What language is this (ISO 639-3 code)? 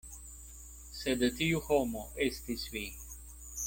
epo